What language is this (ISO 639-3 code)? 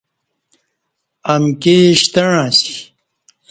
bsh